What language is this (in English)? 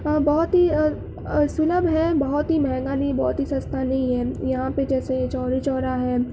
Urdu